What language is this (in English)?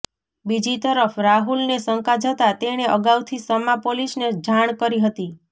Gujarati